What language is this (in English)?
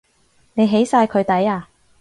Cantonese